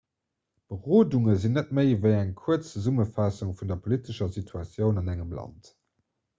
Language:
Luxembourgish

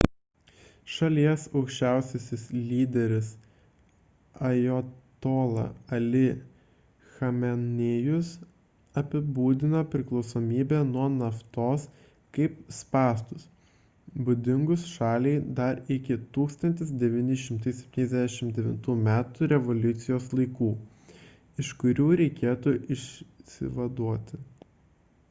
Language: Lithuanian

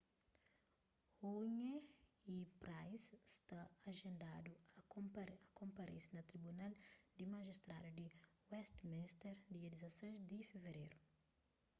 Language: Kabuverdianu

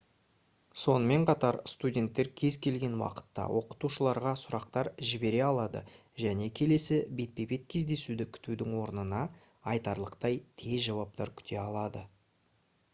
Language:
Kazakh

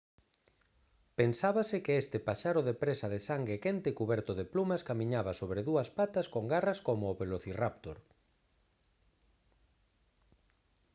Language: Galician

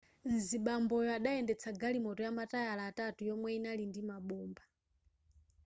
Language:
Nyanja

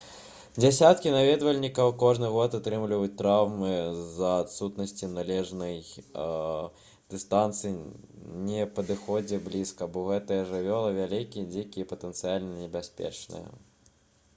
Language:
Belarusian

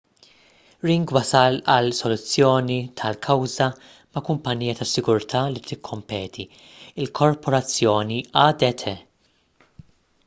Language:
Maltese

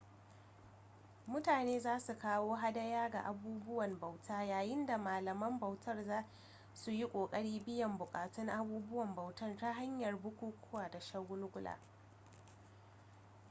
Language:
Hausa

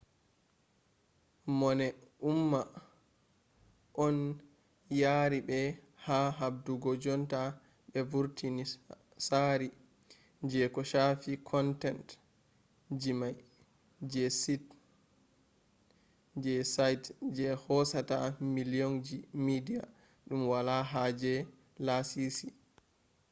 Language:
Fula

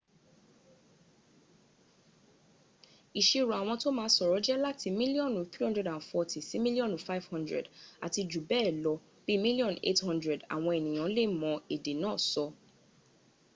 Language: Yoruba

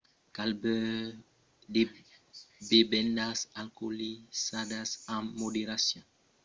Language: Occitan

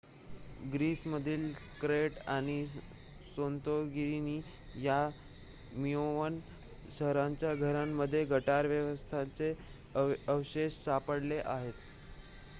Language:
Marathi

